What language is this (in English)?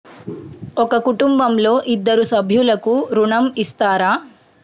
Telugu